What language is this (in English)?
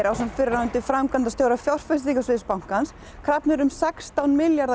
Icelandic